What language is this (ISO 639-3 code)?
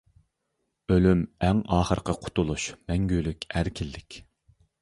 uig